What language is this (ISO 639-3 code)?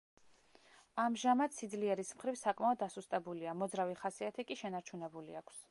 kat